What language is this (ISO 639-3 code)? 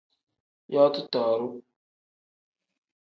kdh